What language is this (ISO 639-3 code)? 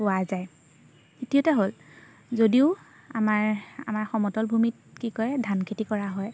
asm